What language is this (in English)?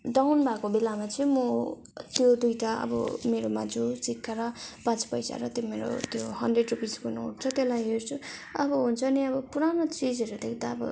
Nepali